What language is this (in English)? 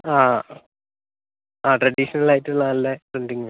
Malayalam